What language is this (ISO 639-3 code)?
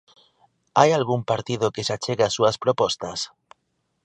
glg